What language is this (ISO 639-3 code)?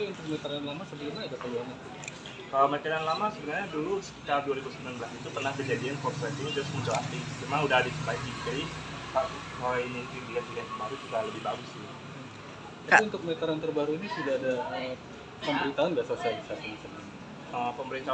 ind